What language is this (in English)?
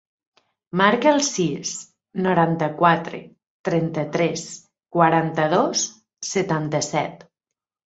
Catalan